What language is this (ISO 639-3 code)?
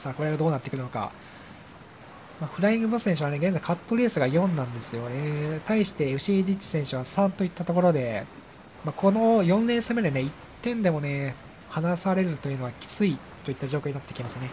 jpn